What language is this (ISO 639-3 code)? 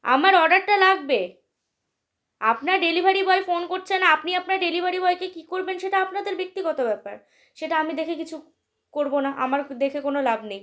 ben